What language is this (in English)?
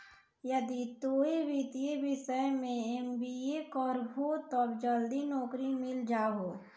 Maithili